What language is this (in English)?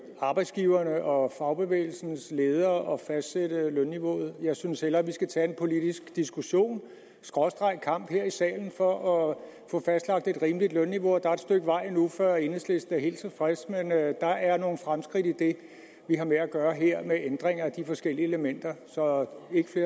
Danish